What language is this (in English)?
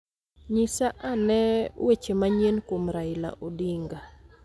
Luo (Kenya and Tanzania)